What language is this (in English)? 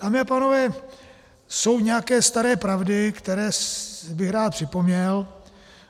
Czech